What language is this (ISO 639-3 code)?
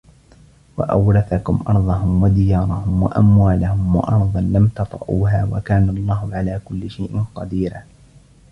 ara